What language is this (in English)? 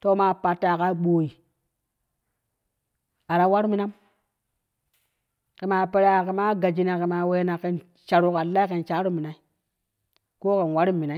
Kushi